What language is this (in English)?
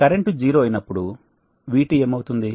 Telugu